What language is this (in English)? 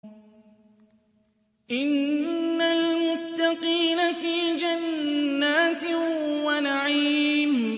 Arabic